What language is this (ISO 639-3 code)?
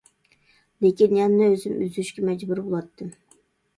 uig